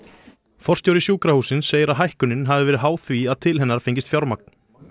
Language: Icelandic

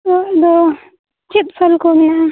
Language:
Santali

